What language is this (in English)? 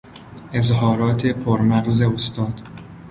Persian